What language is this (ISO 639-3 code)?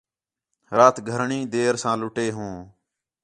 xhe